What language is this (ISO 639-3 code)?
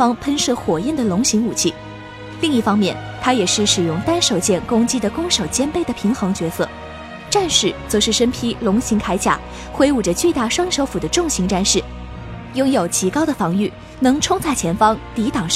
zho